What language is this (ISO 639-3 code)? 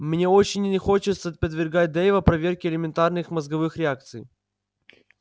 rus